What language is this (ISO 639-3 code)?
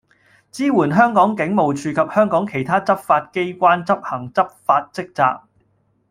yue